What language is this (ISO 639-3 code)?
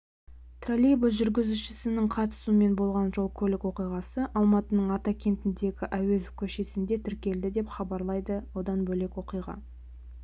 kaz